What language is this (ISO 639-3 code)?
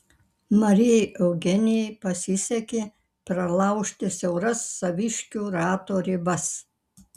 lit